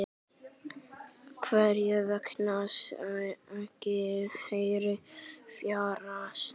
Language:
Icelandic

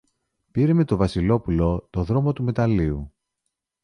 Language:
Greek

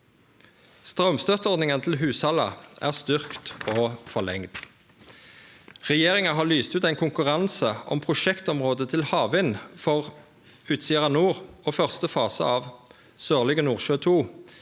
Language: Norwegian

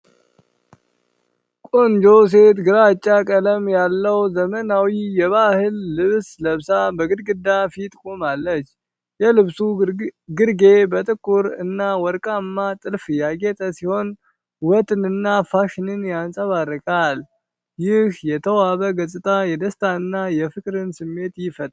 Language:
Amharic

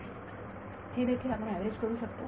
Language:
Marathi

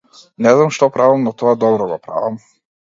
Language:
Macedonian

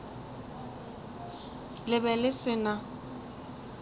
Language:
Northern Sotho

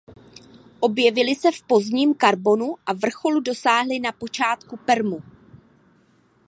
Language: Czech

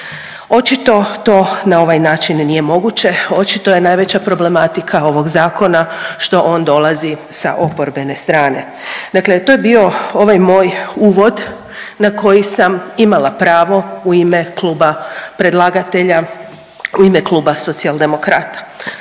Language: Croatian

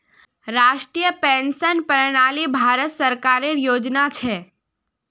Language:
Magahi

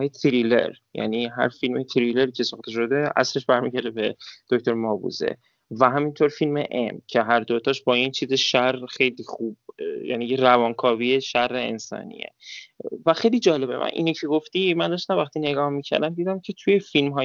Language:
Persian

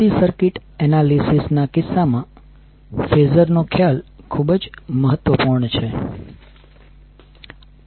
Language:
Gujarati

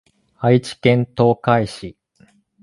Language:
Japanese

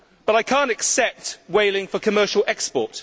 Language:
English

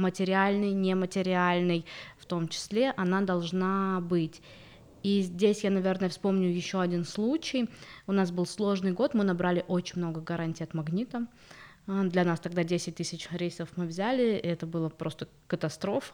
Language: Russian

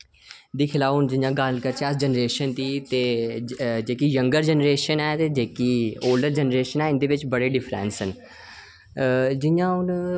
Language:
Dogri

